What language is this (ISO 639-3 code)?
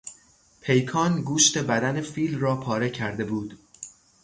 fas